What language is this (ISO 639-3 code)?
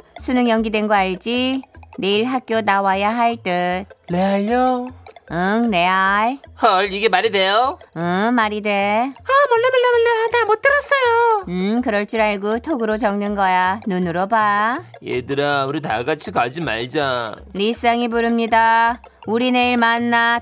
kor